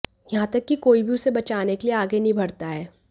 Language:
Hindi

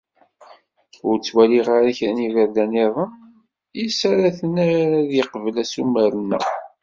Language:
Kabyle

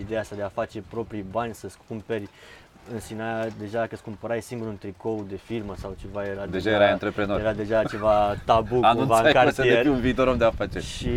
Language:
Romanian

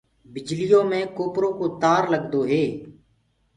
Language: Gurgula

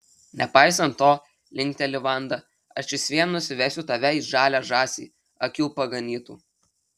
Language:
Lithuanian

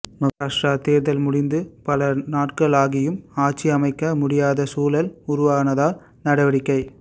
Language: Tamil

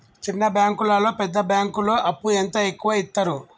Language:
Telugu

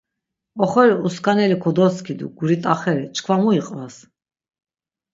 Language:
Laz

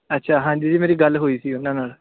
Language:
Punjabi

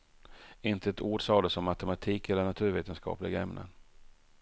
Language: Swedish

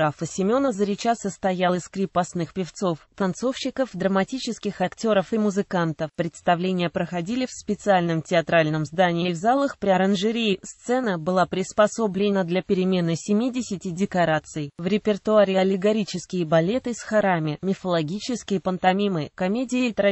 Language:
Russian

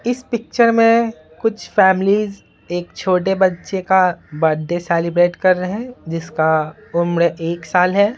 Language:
Hindi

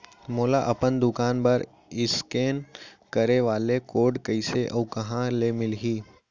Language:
Chhattisgarhi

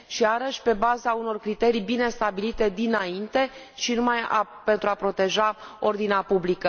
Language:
Romanian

